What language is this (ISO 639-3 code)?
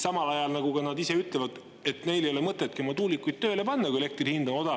est